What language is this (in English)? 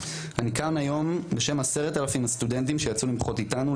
Hebrew